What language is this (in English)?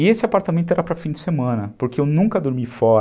Portuguese